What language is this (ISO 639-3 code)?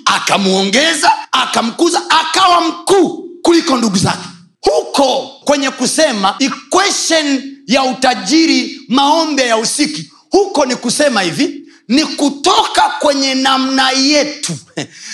swa